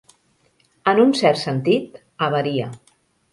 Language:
Catalan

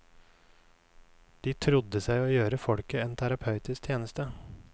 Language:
Norwegian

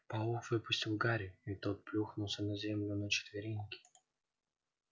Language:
Russian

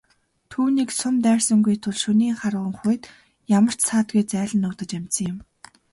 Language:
Mongolian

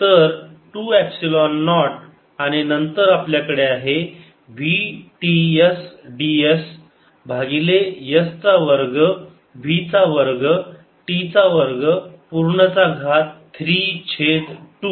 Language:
Marathi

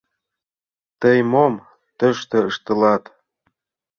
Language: Mari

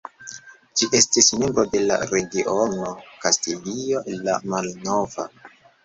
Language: Esperanto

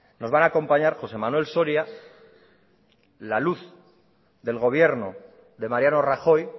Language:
Spanish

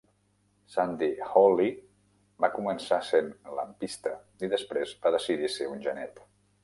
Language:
Catalan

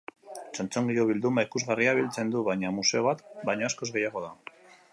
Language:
Basque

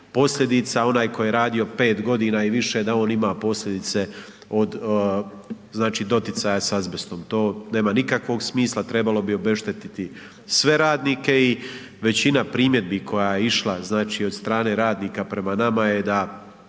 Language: Croatian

